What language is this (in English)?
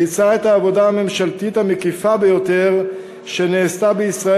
Hebrew